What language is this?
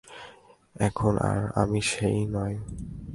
Bangla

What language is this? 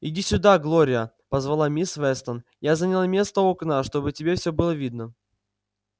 Russian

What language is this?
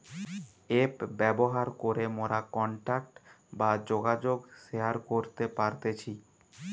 Bangla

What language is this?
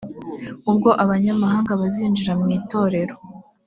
Kinyarwanda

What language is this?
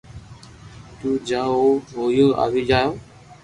Loarki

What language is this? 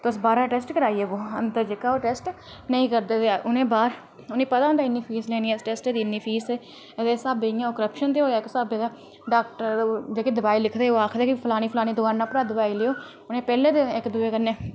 Dogri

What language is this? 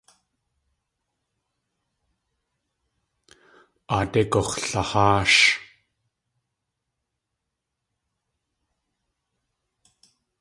Tlingit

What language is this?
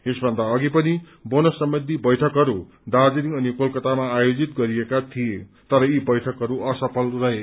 Nepali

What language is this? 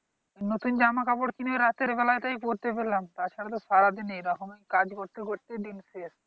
Bangla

